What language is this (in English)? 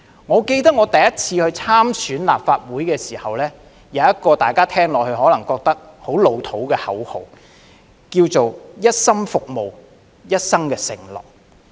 Cantonese